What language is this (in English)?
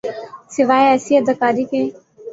Urdu